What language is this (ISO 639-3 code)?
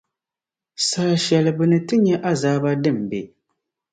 dag